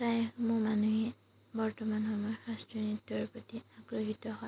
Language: Assamese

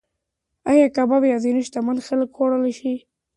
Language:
Pashto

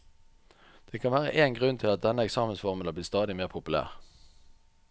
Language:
Norwegian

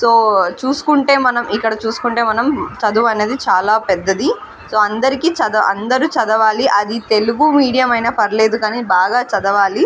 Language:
Telugu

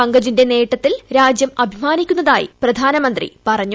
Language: Malayalam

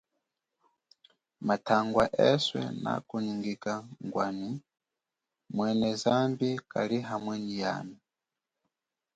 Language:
Chokwe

